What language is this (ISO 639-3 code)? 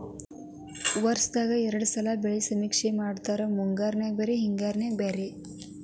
kan